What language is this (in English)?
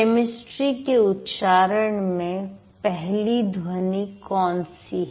Hindi